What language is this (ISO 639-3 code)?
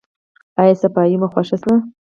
pus